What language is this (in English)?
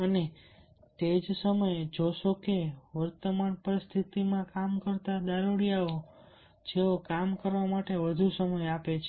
Gujarati